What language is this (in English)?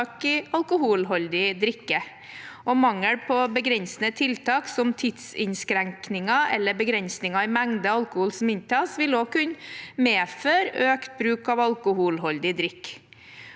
Norwegian